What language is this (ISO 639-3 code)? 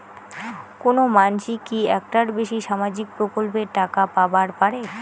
ben